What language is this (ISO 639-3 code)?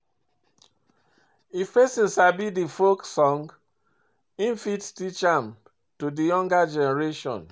pcm